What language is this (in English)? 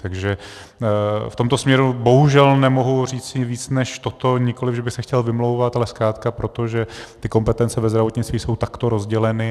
Czech